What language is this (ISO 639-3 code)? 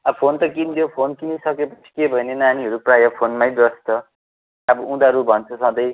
nep